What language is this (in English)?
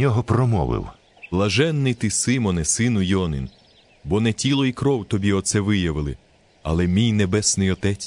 Ukrainian